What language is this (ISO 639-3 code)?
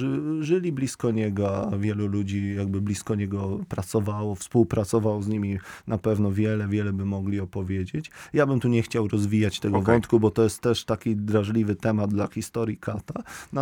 pol